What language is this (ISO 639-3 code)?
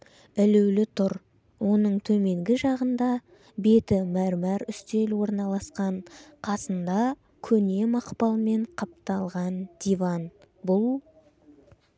kaz